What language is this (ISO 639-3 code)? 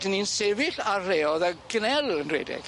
cym